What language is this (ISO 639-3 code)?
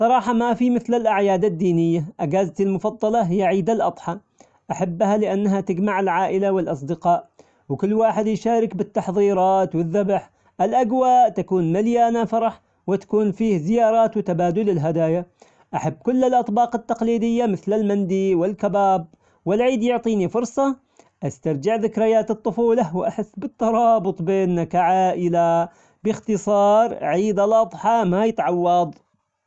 acx